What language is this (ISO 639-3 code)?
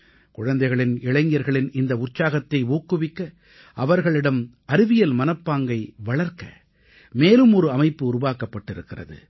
tam